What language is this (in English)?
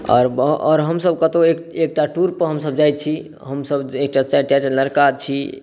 Maithili